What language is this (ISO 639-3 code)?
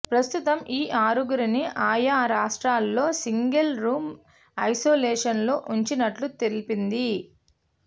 tel